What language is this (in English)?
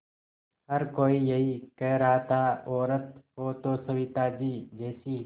Hindi